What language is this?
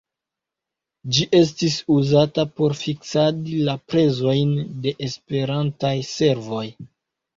Esperanto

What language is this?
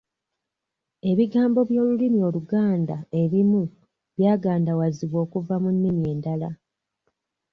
Ganda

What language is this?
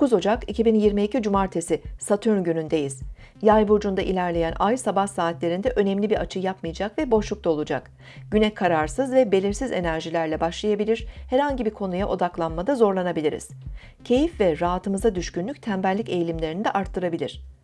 Turkish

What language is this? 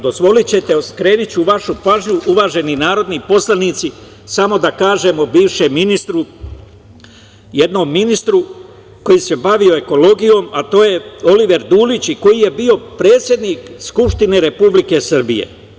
Serbian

